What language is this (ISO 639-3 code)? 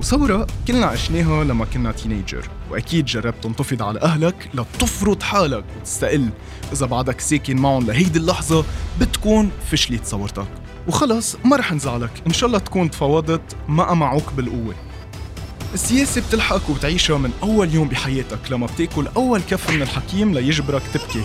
ara